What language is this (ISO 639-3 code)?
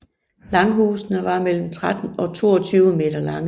dan